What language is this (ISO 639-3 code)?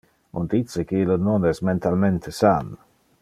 ina